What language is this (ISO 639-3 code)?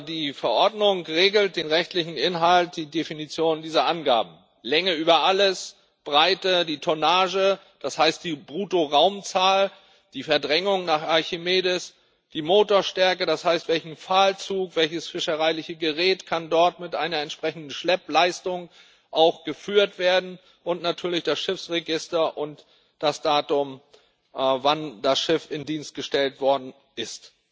deu